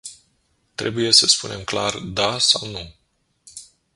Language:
Romanian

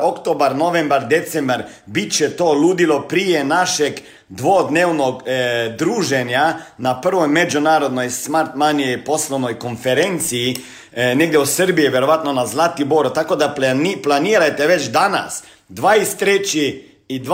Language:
Croatian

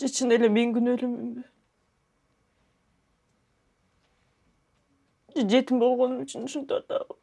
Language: Turkish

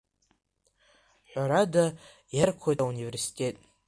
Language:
Abkhazian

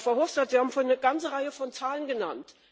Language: German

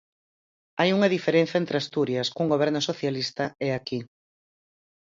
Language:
Galician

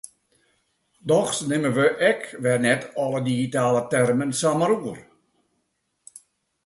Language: Western Frisian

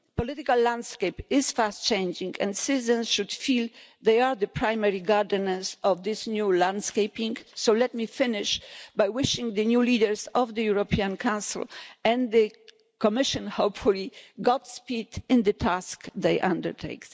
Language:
English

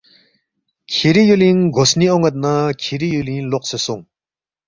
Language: Balti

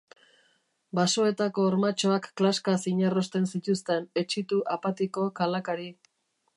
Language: Basque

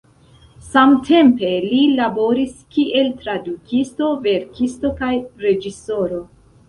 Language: Esperanto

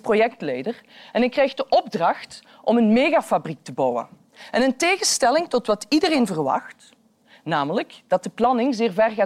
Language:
Dutch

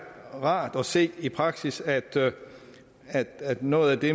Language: Danish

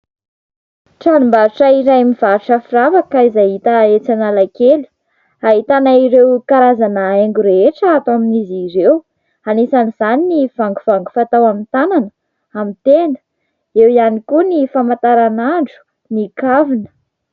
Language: Malagasy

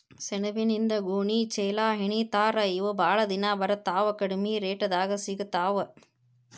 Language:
Kannada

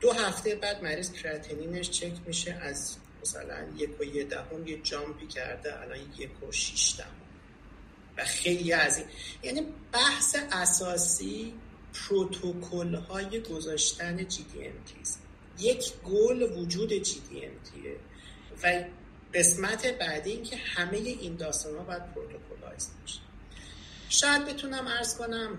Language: Persian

